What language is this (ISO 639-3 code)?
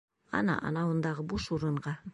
bak